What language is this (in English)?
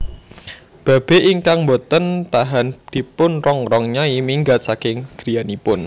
Javanese